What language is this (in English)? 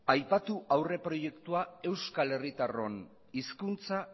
Basque